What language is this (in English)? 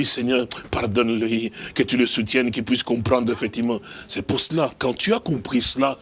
French